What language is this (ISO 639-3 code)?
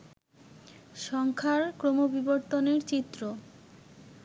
ben